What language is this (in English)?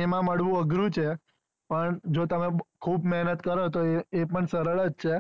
Gujarati